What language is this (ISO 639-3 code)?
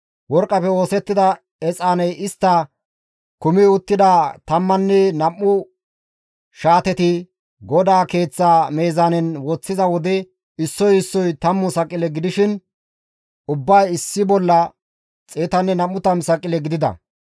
gmv